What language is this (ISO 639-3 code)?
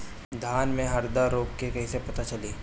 bho